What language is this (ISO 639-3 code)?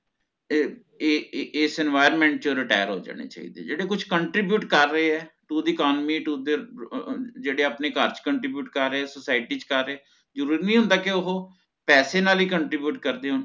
pan